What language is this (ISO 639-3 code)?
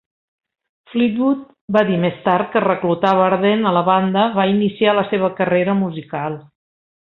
cat